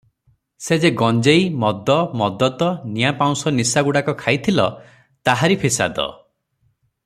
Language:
Odia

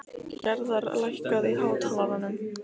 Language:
Icelandic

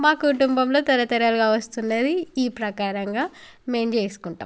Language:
Telugu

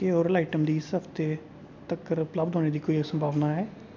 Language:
Dogri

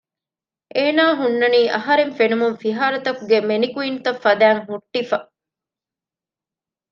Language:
Divehi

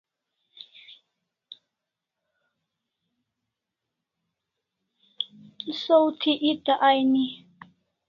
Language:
Kalasha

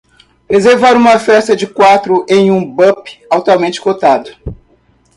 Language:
Portuguese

